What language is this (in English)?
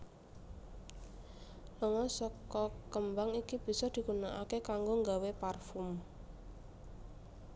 Javanese